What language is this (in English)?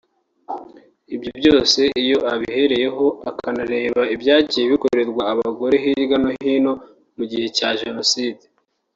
Kinyarwanda